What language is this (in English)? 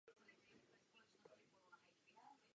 Czech